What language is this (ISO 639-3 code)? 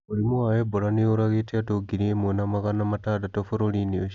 kik